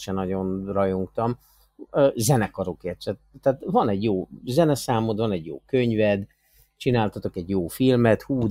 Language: Hungarian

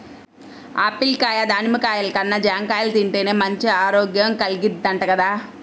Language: Telugu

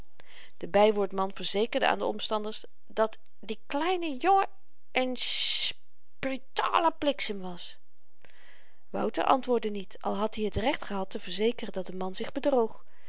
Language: Dutch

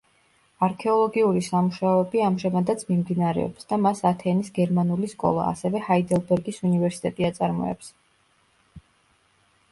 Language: Georgian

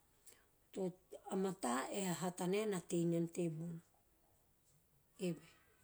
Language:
Teop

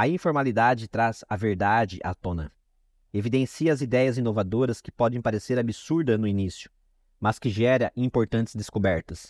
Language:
Portuguese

